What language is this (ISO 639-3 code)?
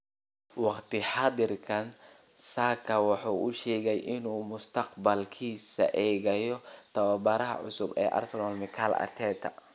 som